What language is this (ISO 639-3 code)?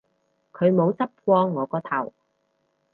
yue